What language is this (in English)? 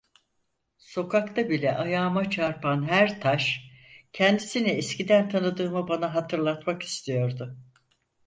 Turkish